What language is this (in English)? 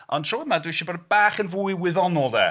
Welsh